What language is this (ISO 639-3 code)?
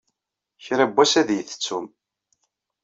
kab